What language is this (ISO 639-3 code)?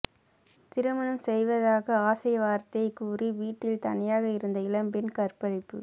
tam